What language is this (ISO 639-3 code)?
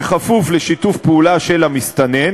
heb